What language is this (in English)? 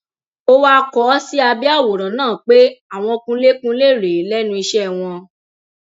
Yoruba